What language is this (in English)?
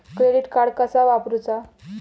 Marathi